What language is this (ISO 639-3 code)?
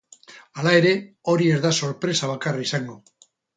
eus